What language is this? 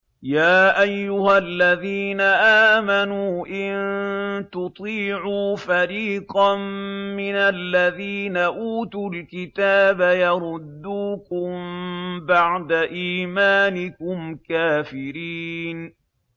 Arabic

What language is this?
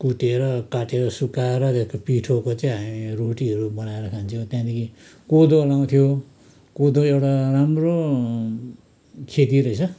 Nepali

